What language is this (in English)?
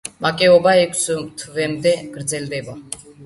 Georgian